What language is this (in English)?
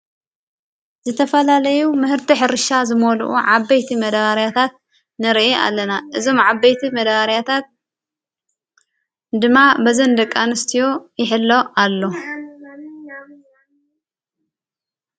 Tigrinya